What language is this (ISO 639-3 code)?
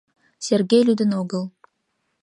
chm